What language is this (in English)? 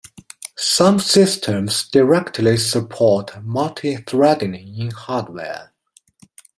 English